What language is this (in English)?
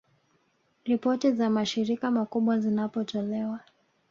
Swahili